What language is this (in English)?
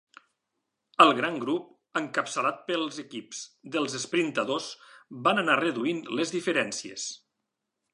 Catalan